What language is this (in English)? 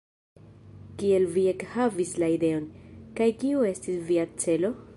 Esperanto